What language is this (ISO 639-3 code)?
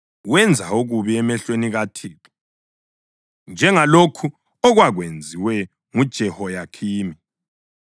nde